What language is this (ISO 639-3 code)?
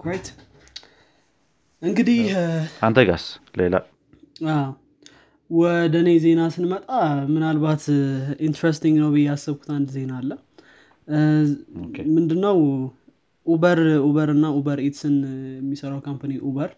amh